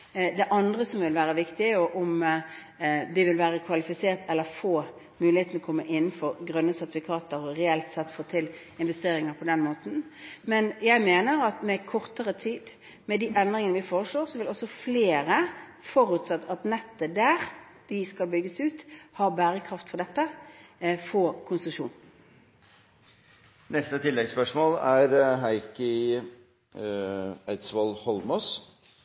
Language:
Norwegian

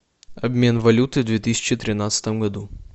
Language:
Russian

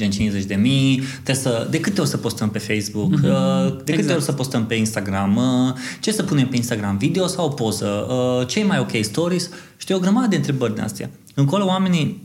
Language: Romanian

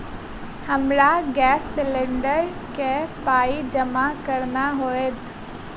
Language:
Maithili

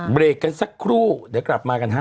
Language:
Thai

